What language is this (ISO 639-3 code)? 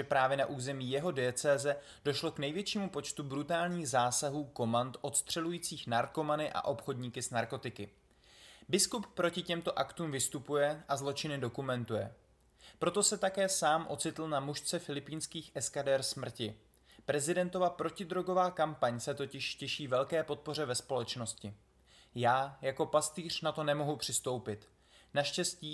ces